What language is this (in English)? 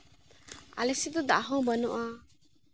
Santali